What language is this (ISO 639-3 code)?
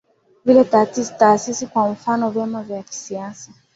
swa